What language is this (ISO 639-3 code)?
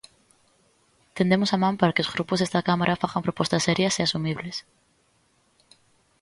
glg